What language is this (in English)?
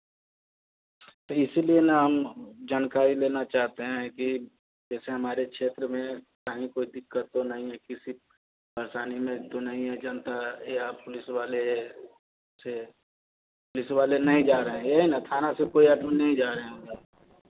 Hindi